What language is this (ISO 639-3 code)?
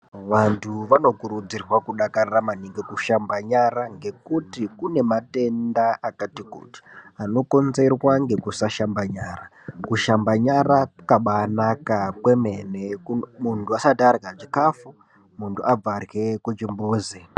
ndc